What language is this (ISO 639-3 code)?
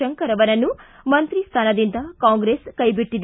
kan